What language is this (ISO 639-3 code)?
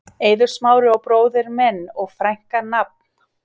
isl